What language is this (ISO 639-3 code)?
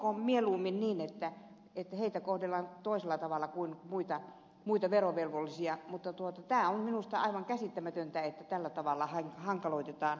fin